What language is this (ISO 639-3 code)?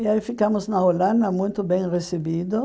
por